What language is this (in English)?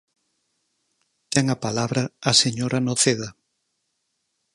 Galician